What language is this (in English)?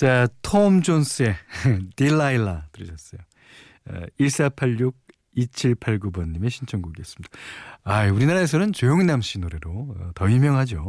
Korean